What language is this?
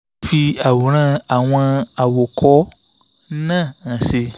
Yoruba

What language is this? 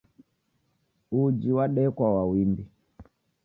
Taita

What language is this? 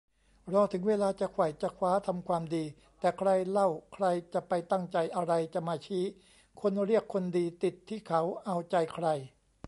Thai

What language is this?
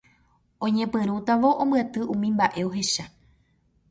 Guarani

